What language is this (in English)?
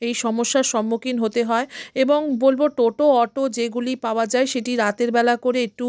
Bangla